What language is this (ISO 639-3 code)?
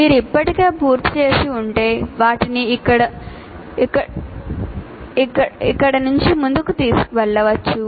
tel